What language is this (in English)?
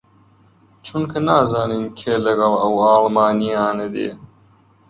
Central Kurdish